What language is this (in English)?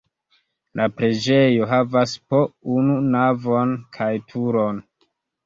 Esperanto